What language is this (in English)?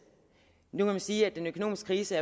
Danish